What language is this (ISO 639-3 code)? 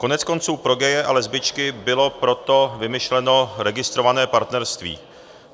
ces